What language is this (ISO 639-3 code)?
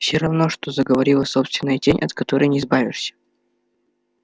rus